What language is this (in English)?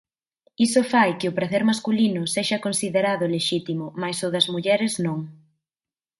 Galician